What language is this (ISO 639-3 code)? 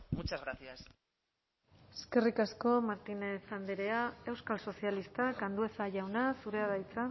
eus